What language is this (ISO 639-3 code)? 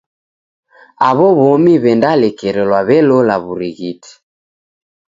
dav